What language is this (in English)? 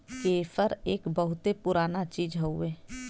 Bhojpuri